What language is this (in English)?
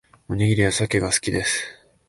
Japanese